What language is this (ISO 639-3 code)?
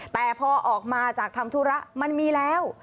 tha